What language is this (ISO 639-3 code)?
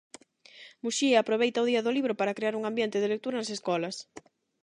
glg